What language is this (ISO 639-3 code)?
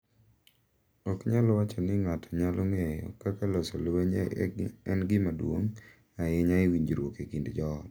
luo